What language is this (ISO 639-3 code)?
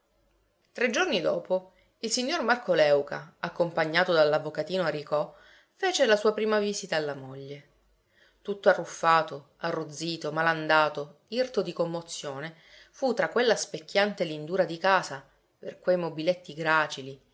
ita